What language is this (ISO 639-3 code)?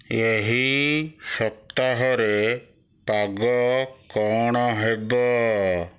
ori